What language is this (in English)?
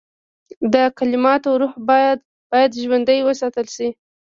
Pashto